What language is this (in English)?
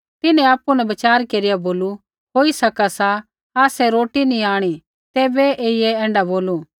Kullu Pahari